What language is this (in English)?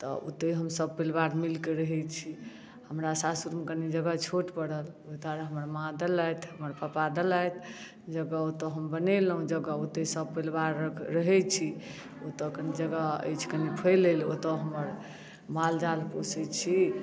Maithili